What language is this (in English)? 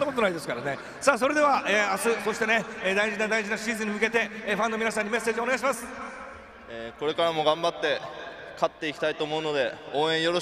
Japanese